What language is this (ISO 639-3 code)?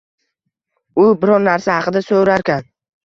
uzb